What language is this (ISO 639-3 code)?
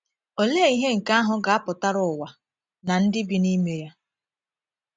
ibo